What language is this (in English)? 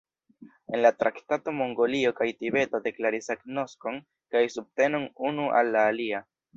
Esperanto